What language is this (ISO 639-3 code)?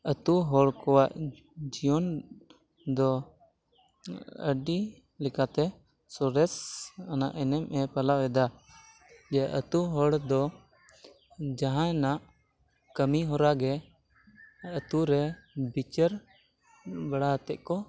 sat